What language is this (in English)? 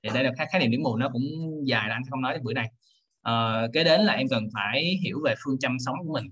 Vietnamese